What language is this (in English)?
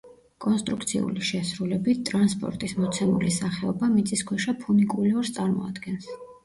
Georgian